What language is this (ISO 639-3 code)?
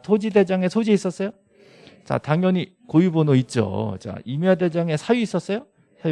kor